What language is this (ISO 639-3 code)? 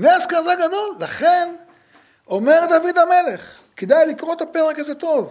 heb